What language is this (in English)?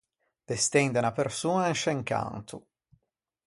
Ligurian